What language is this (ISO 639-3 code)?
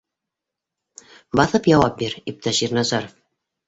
bak